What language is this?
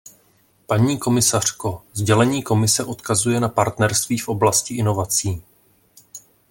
Czech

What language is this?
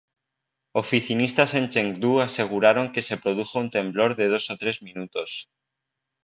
Spanish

